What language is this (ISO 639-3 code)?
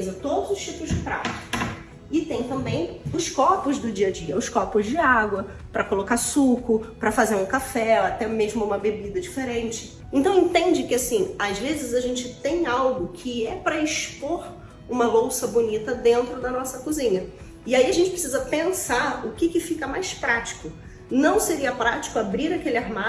por